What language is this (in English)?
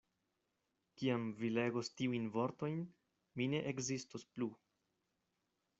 Esperanto